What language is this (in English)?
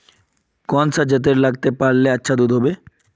Magahi